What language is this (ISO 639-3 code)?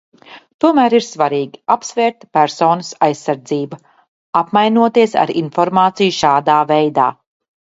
lav